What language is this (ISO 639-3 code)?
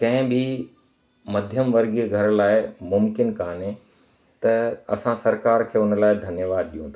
snd